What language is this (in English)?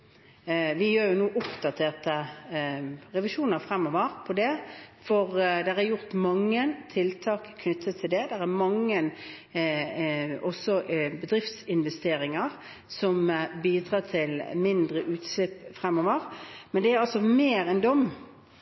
Norwegian Bokmål